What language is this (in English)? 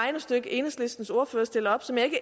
Danish